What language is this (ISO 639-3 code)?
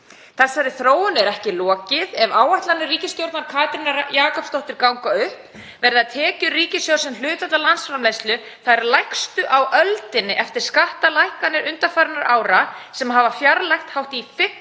isl